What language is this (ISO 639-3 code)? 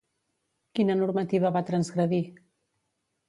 cat